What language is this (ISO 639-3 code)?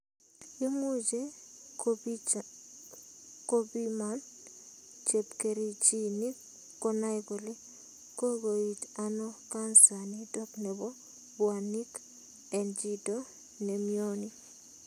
kln